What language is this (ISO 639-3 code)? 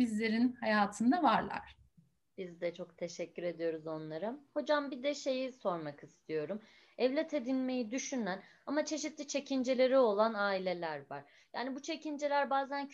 tur